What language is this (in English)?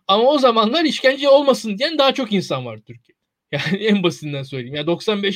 Turkish